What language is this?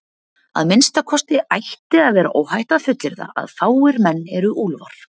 Icelandic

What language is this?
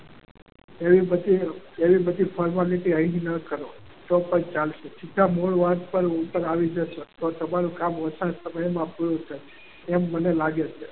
Gujarati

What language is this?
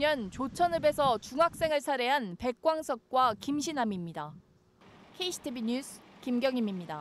Korean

